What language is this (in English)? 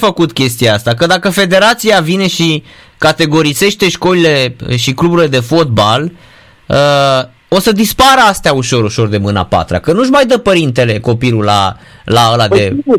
Romanian